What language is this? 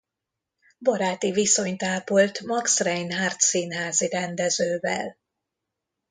Hungarian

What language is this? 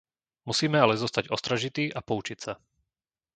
Slovak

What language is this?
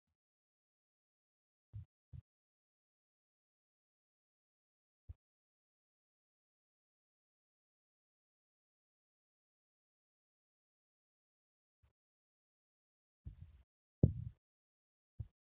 Oromo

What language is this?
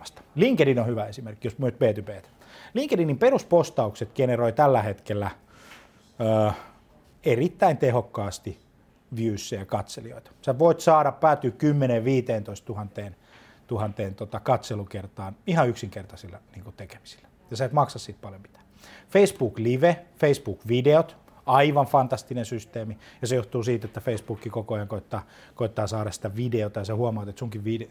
Finnish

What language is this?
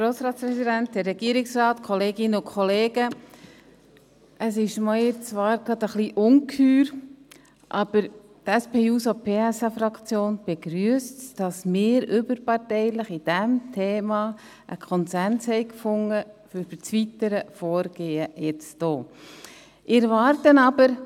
Swiss German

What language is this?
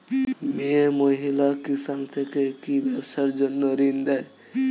Bangla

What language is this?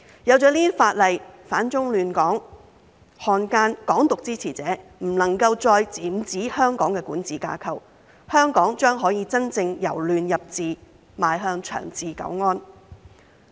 Cantonese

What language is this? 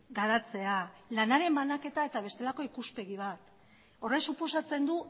Basque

